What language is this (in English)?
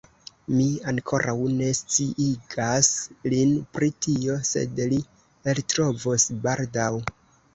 Esperanto